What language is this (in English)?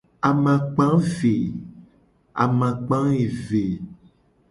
Gen